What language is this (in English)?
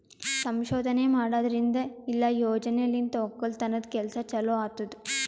Kannada